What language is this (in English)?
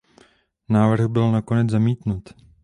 Czech